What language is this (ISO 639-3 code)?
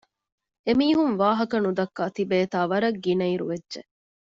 div